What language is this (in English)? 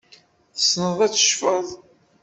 Kabyle